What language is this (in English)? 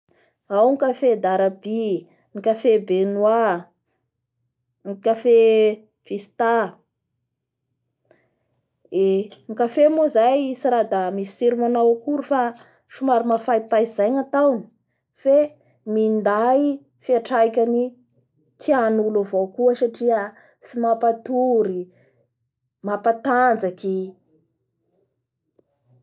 Bara Malagasy